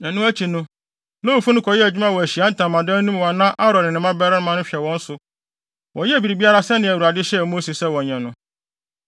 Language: Akan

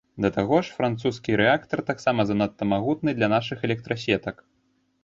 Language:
Belarusian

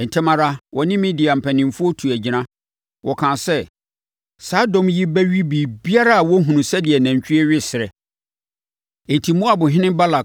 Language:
Akan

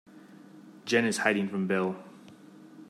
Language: English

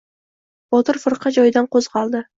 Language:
Uzbek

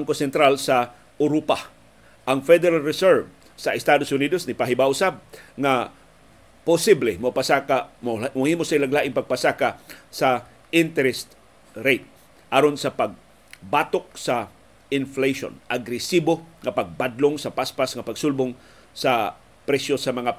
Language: Filipino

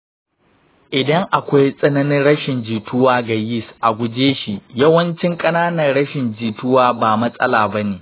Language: Hausa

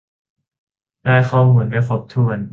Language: Thai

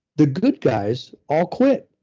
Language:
English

